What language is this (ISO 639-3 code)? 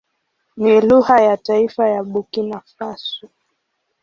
swa